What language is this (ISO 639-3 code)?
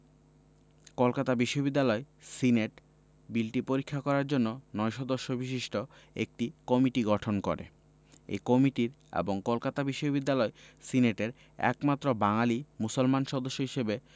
ben